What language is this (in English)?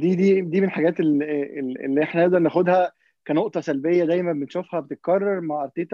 Arabic